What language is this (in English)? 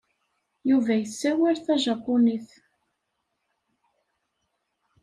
Kabyle